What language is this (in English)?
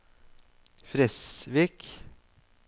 Norwegian